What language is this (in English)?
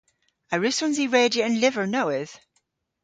Cornish